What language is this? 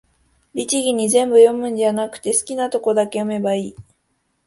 Japanese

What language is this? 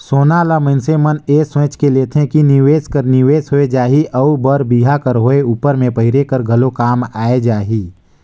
Chhattisgarhi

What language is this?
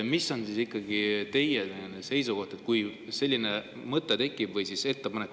Estonian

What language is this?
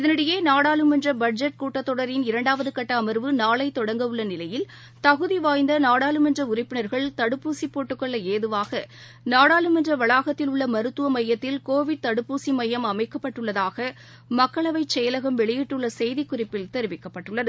Tamil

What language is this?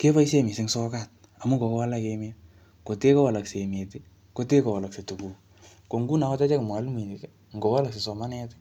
Kalenjin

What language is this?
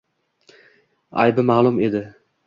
Uzbek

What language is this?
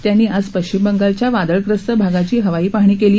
Marathi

